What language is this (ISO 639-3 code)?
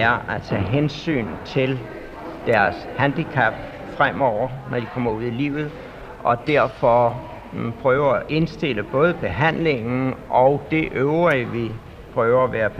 dan